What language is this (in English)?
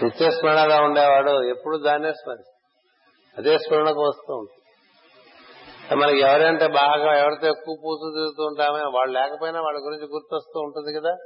Telugu